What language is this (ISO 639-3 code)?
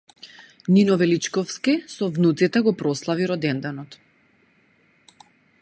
mkd